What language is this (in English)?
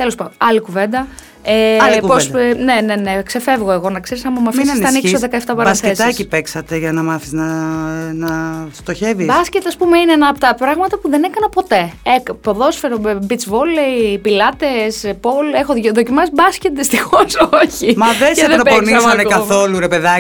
Greek